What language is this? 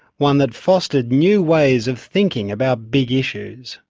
English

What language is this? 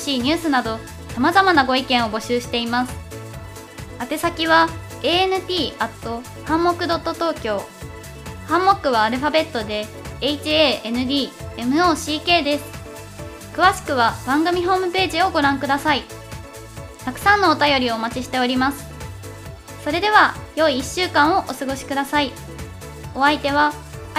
Japanese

